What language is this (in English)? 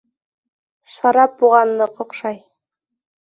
Bashkir